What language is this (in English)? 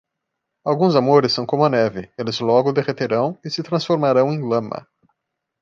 Portuguese